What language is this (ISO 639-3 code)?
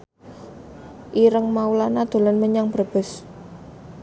jav